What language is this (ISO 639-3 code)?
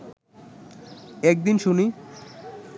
ben